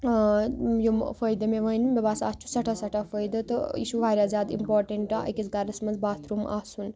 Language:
Kashmiri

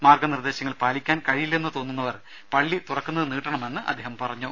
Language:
Malayalam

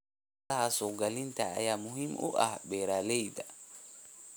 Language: Somali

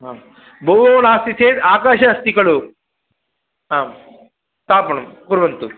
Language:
Sanskrit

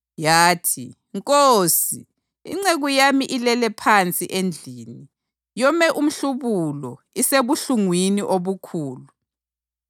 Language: North Ndebele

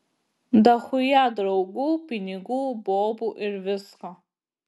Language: Lithuanian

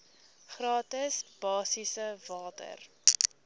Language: Afrikaans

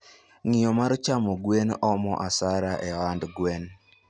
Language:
Luo (Kenya and Tanzania)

